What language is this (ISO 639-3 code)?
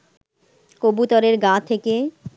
ben